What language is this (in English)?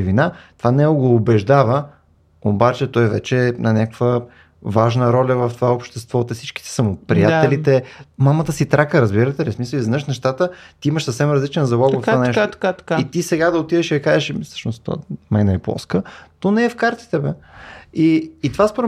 Bulgarian